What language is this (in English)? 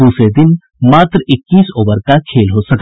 Hindi